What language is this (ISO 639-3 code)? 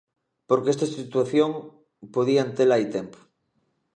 glg